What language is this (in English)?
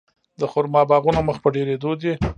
Pashto